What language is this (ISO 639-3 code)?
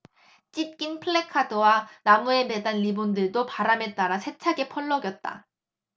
kor